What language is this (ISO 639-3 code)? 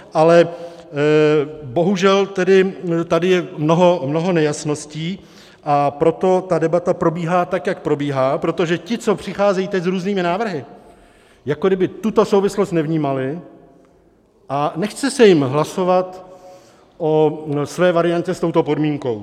ces